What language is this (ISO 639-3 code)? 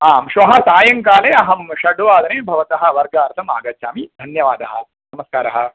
san